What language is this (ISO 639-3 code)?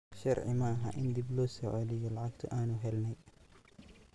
som